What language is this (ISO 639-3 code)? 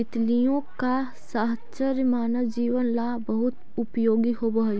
mag